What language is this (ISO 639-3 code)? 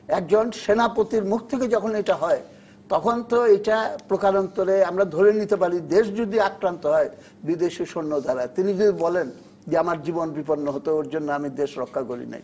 ben